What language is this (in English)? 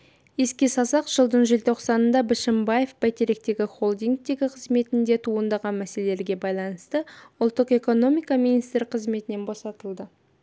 Kazakh